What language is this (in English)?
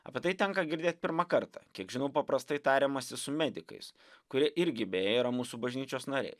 Lithuanian